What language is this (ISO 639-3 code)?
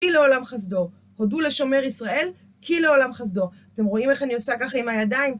heb